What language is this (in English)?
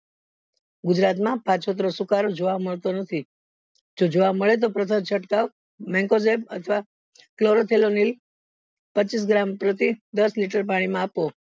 Gujarati